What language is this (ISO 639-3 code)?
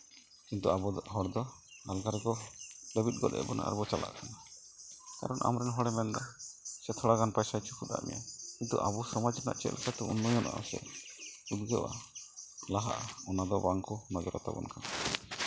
sat